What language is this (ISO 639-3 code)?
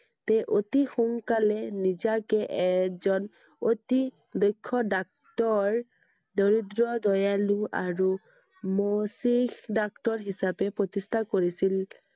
asm